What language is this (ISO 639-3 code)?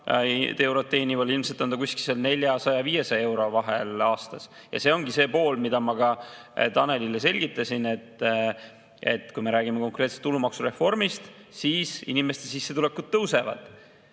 est